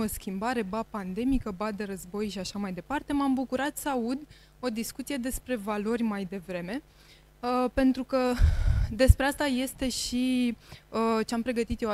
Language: Romanian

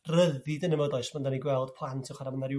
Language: Welsh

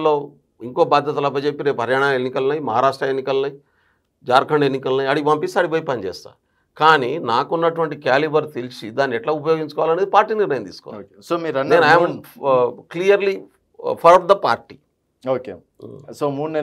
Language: Telugu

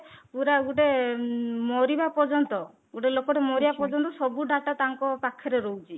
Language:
Odia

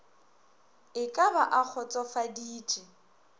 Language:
Northern Sotho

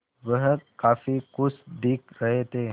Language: Hindi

